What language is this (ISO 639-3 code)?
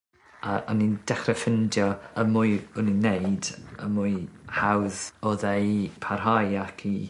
cym